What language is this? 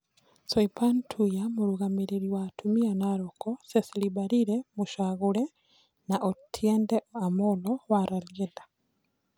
Kikuyu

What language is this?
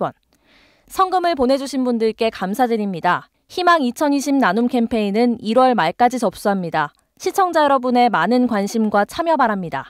Korean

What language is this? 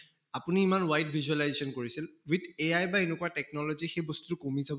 Assamese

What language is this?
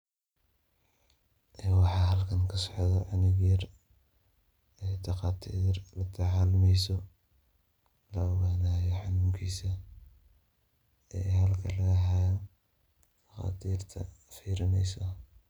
Somali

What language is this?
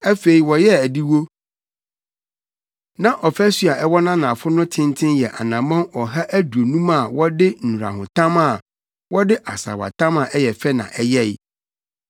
Akan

